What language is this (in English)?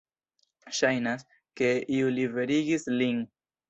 Esperanto